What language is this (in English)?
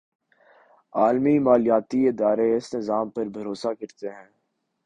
Urdu